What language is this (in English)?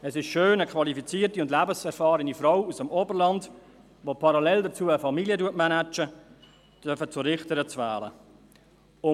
Swiss German